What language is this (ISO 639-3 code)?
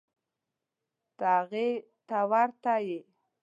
pus